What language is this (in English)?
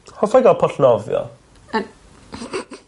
Welsh